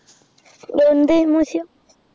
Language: Malayalam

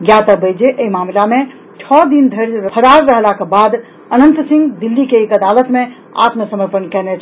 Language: Maithili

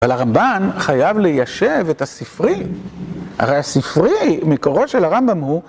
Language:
Hebrew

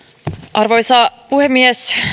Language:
Finnish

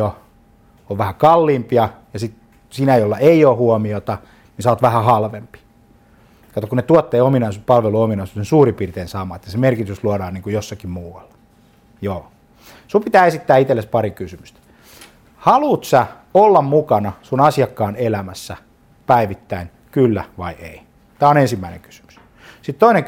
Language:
Finnish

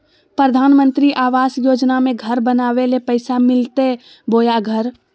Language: Magahi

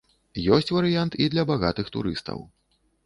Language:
Belarusian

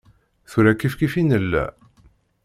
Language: Kabyle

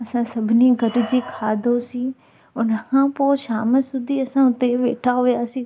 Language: Sindhi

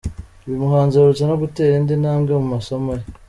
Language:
Kinyarwanda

